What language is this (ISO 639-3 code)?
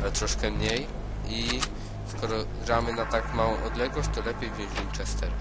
pol